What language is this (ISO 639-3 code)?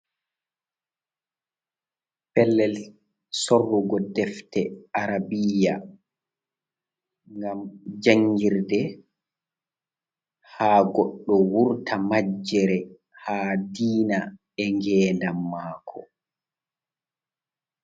ful